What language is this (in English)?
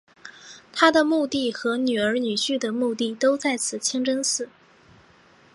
Chinese